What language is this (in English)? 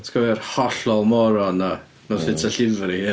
Welsh